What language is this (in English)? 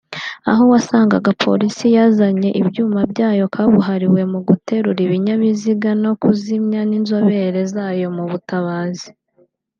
Kinyarwanda